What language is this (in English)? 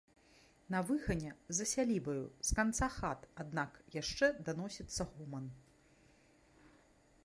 Belarusian